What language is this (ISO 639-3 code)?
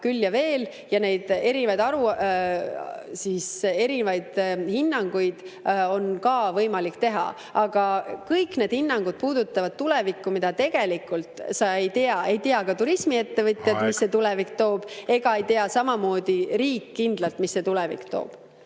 est